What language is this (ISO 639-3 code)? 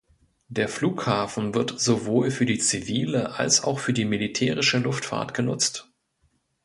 deu